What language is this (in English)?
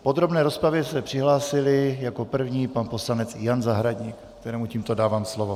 Czech